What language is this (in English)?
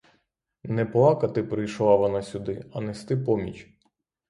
Ukrainian